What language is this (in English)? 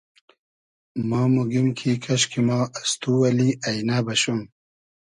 Hazaragi